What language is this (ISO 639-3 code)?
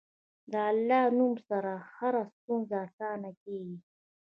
pus